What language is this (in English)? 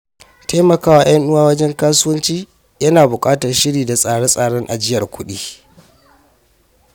Hausa